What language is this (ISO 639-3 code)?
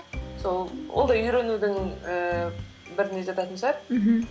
kaz